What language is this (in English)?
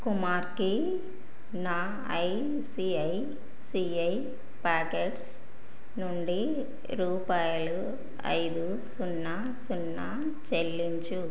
Telugu